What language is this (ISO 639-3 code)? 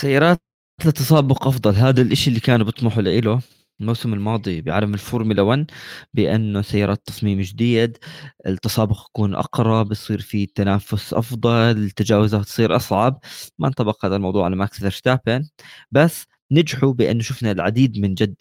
ara